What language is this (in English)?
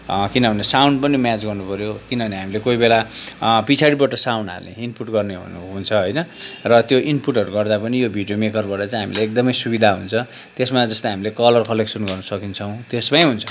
Nepali